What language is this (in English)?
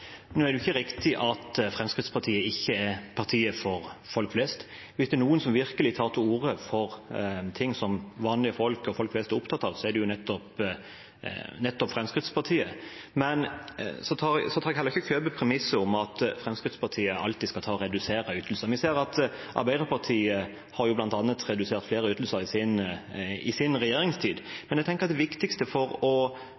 Norwegian Bokmål